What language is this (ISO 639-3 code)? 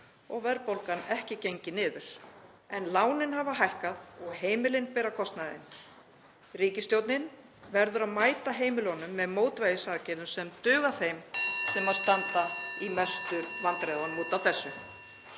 isl